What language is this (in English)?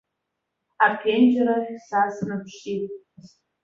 Abkhazian